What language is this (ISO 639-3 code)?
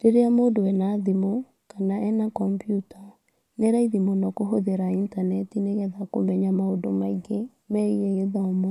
kik